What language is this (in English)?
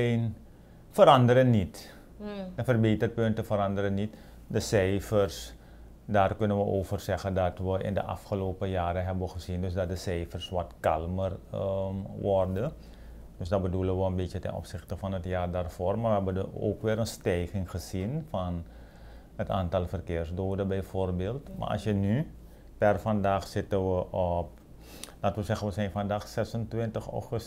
Dutch